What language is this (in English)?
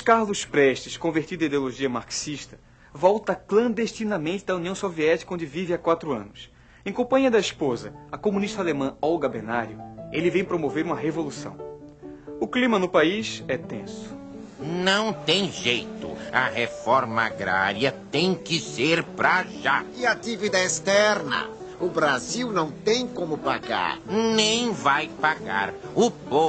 Portuguese